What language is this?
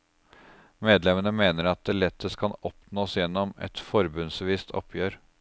Norwegian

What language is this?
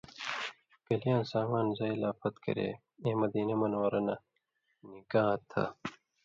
Indus Kohistani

